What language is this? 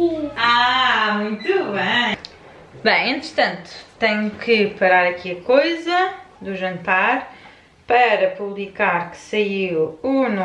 Portuguese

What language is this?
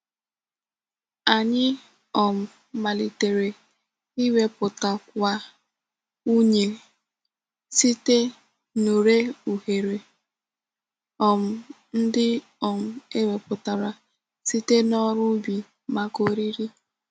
Igbo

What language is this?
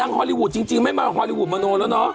Thai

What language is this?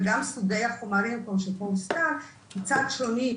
Hebrew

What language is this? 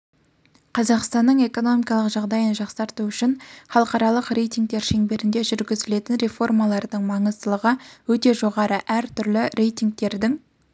Kazakh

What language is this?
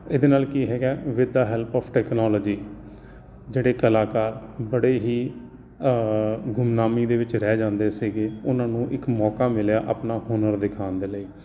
Punjabi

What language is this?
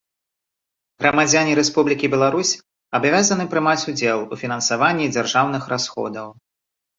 Belarusian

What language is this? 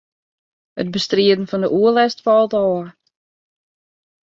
Western Frisian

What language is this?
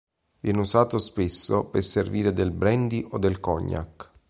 Italian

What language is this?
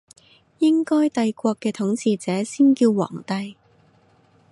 Cantonese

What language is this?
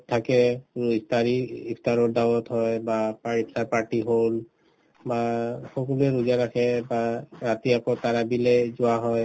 Assamese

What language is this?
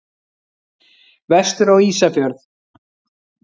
Icelandic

